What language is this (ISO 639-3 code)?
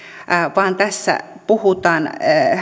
fin